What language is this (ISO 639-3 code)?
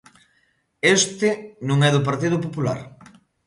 glg